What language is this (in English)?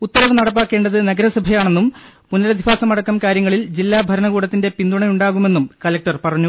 Malayalam